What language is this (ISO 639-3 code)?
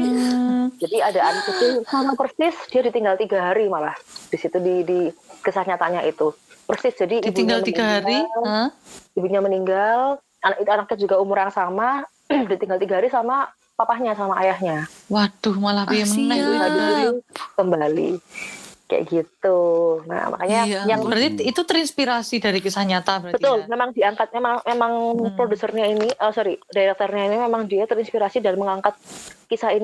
ind